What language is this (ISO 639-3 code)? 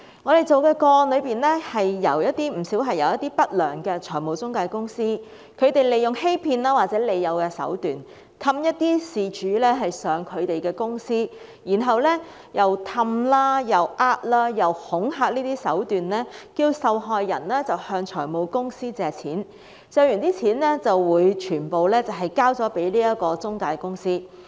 yue